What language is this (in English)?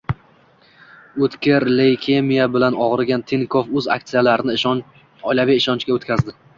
Uzbek